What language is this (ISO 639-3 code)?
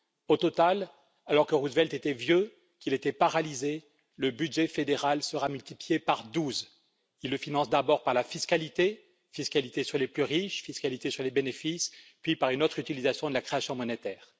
fra